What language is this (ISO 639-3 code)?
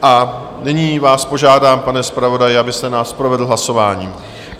ces